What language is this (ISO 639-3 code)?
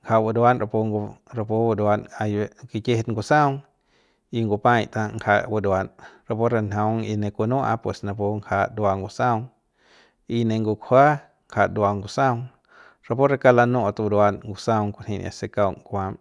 pbs